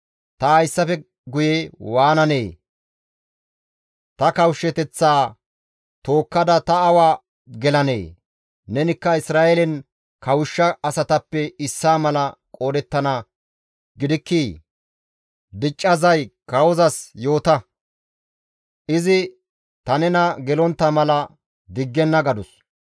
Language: Gamo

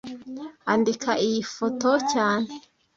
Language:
Kinyarwanda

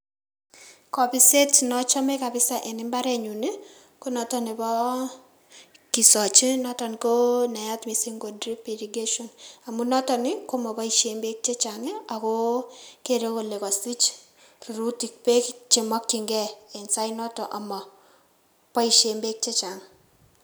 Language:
Kalenjin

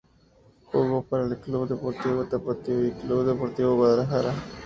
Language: Spanish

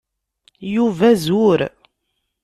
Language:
Kabyle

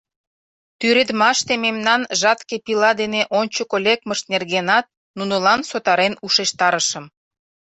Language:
Mari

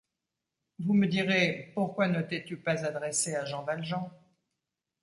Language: French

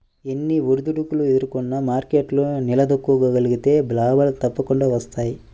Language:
Telugu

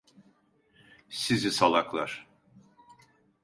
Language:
Turkish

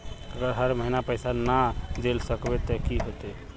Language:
Magahi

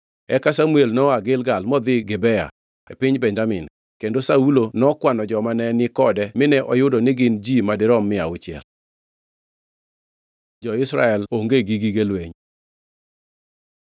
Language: Luo (Kenya and Tanzania)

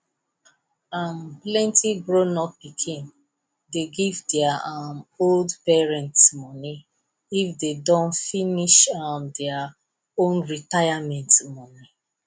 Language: Nigerian Pidgin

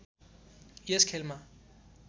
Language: Nepali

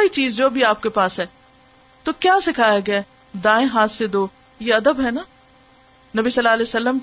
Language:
Urdu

